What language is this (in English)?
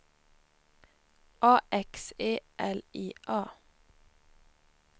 Swedish